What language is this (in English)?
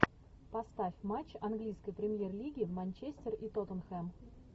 Russian